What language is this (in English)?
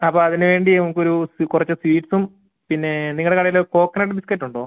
Malayalam